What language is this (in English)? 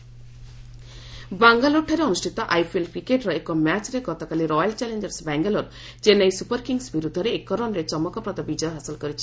Odia